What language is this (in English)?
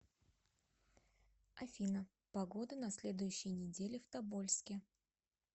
Russian